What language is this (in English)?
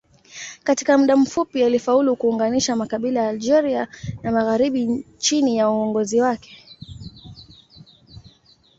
Swahili